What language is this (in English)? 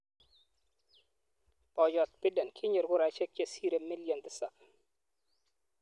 Kalenjin